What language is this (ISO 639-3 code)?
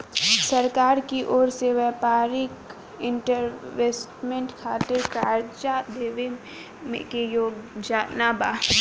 bho